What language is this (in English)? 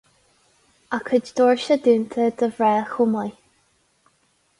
Irish